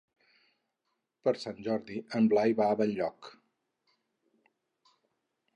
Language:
Catalan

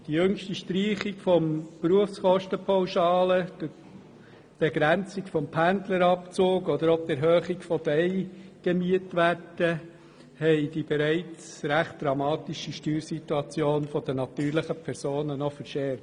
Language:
Swiss German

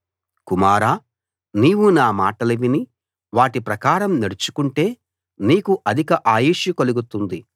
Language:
Telugu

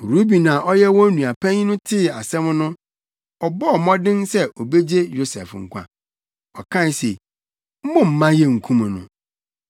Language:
Akan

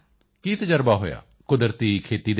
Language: Punjabi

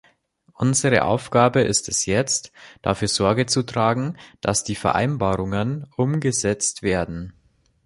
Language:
German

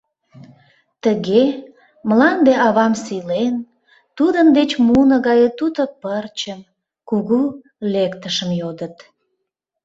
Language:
Mari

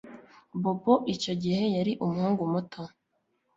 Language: Kinyarwanda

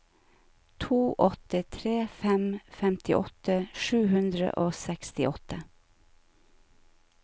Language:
Norwegian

